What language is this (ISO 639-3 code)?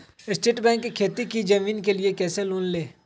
mag